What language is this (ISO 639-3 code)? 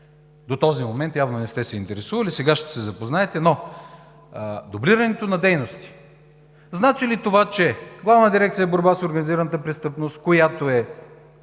bul